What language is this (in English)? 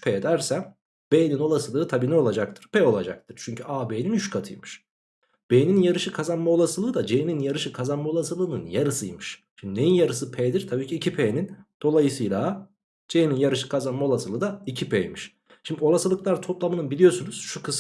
Turkish